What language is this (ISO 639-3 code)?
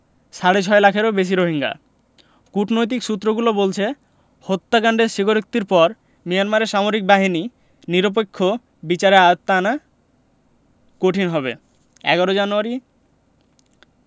ben